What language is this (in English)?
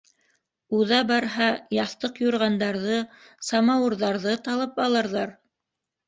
Bashkir